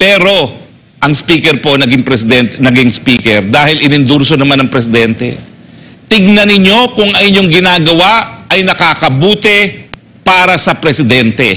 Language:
Filipino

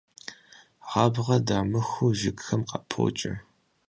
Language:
Kabardian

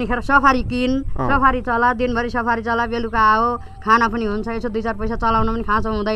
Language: Thai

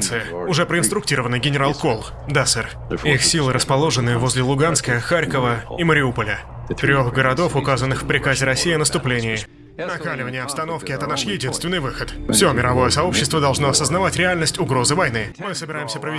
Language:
Russian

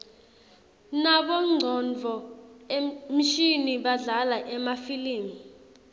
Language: Swati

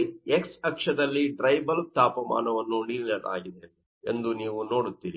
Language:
Kannada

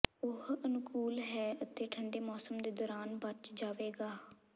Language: Punjabi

